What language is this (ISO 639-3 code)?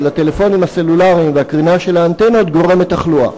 heb